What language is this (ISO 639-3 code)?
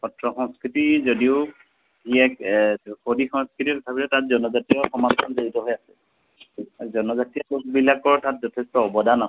asm